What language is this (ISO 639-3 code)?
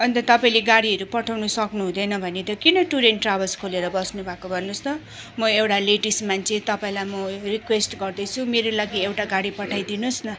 nep